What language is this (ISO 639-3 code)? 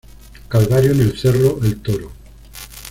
spa